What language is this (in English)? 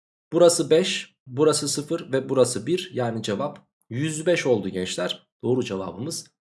Turkish